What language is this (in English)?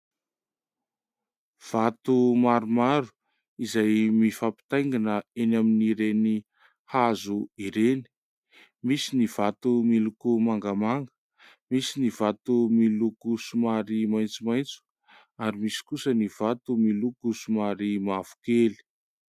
Malagasy